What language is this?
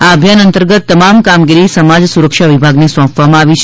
Gujarati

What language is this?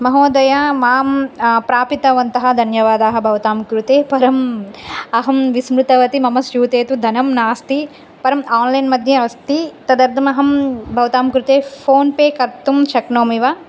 Sanskrit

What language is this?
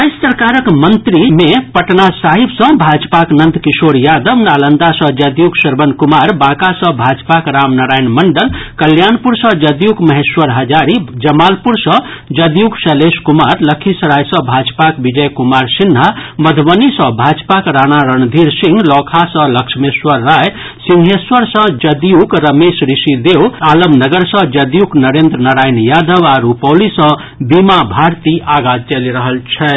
Maithili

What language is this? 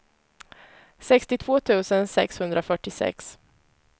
Swedish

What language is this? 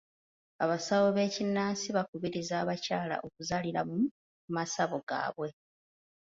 Ganda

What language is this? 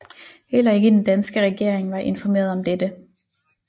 Danish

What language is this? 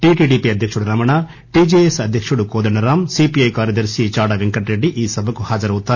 Telugu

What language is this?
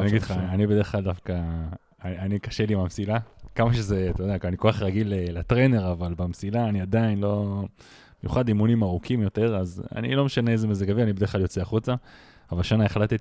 Hebrew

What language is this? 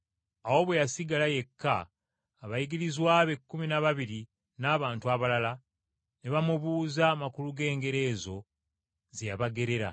Ganda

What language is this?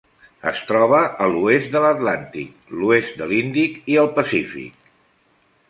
Catalan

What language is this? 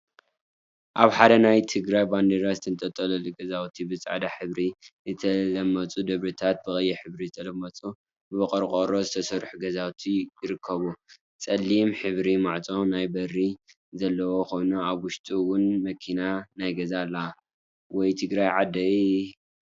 Tigrinya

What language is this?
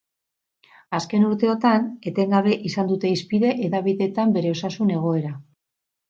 Basque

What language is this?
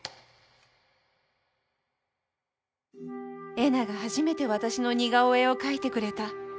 Japanese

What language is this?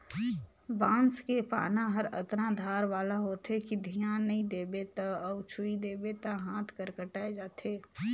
Chhattisgarhi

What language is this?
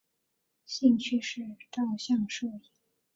Chinese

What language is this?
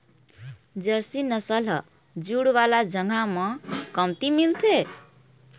Chhattisgarhi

